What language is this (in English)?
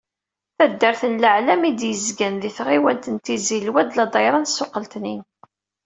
Kabyle